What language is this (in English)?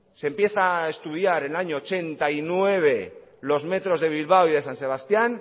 Spanish